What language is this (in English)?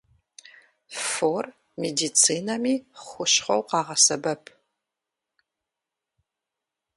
Kabardian